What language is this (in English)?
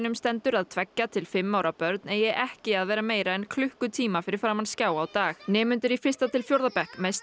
Icelandic